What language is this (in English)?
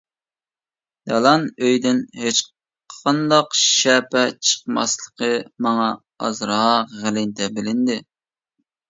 Uyghur